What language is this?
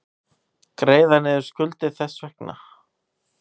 Icelandic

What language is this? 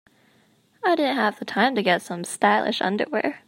English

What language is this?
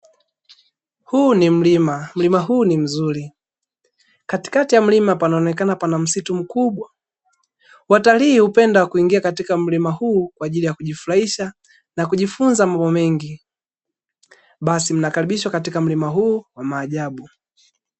Swahili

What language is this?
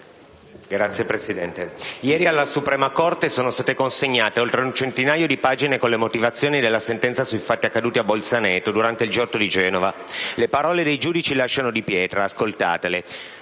Italian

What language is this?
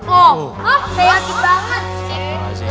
Indonesian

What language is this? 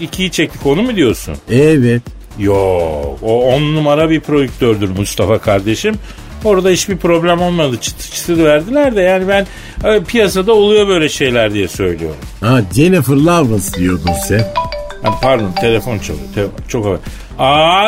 Turkish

